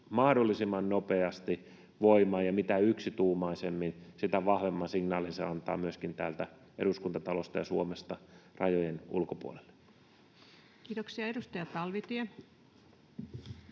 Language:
Finnish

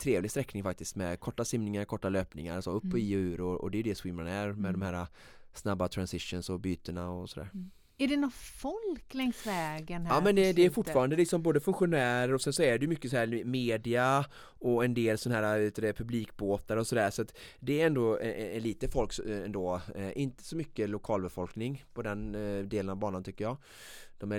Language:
Swedish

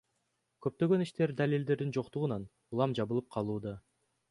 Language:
Kyrgyz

